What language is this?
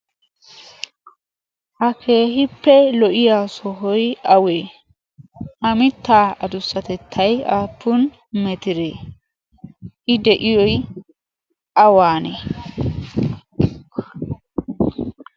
Wolaytta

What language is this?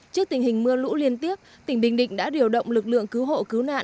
Vietnamese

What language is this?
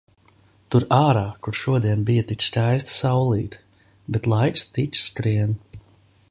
Latvian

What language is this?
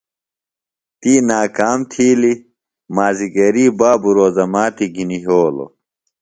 Phalura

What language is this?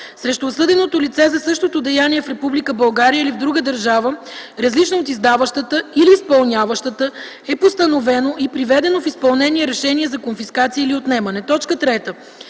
Bulgarian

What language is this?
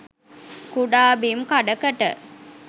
Sinhala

